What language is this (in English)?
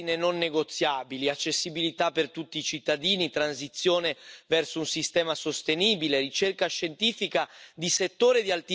Dutch